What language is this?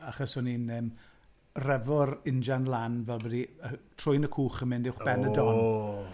Welsh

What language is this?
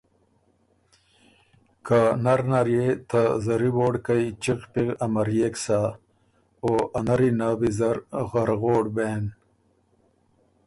Ormuri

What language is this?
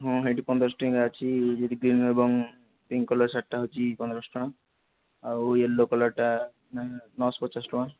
Odia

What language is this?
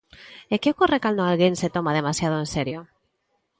Galician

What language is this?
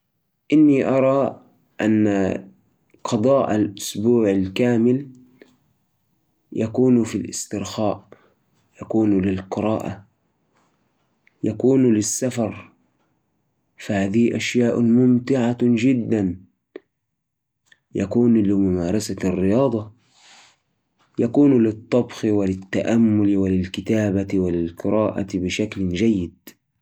Najdi Arabic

